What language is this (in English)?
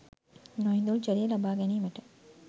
Sinhala